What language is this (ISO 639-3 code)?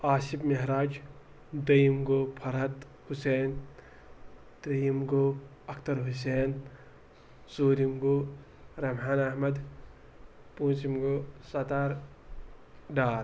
kas